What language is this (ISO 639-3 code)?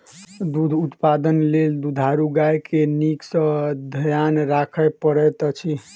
mai